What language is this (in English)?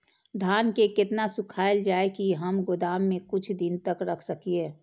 Maithili